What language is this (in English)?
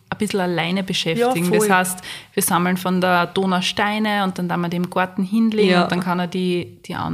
German